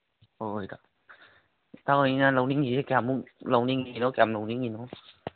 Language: Manipuri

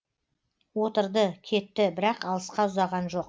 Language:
Kazakh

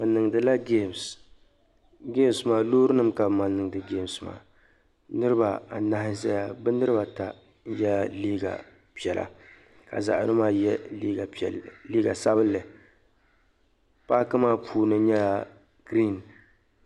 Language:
Dagbani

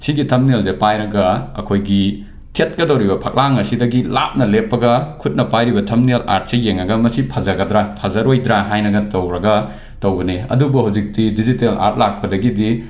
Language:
Manipuri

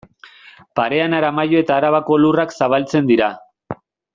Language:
Basque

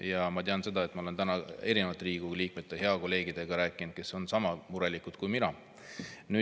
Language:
Estonian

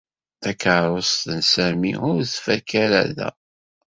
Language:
Kabyle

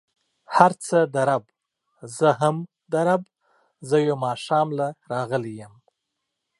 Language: Pashto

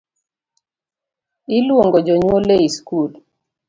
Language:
Luo (Kenya and Tanzania)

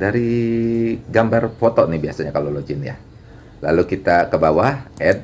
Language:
Indonesian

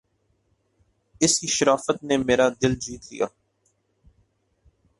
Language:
Urdu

